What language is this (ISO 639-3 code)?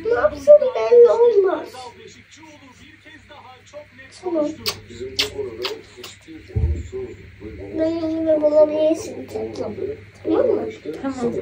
tur